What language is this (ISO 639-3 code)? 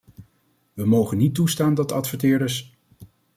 nld